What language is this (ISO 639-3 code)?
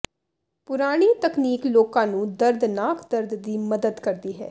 pan